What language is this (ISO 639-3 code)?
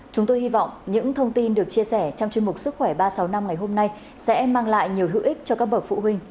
vie